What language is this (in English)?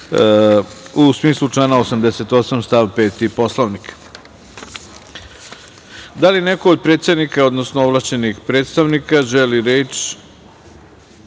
Serbian